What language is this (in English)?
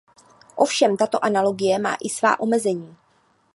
Czech